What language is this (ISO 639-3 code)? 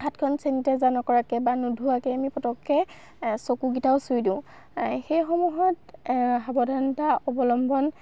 asm